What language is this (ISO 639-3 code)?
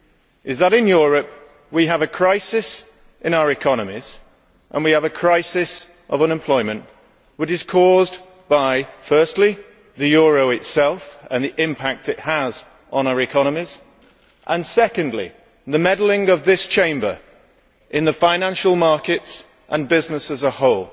eng